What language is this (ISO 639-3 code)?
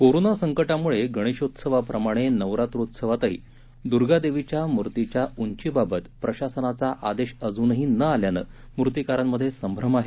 mar